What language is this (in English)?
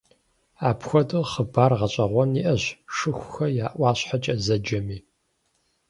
Kabardian